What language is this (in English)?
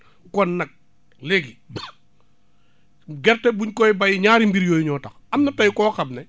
Wolof